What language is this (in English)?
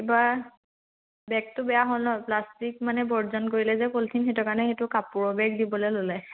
Assamese